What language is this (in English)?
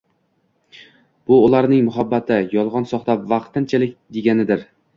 Uzbek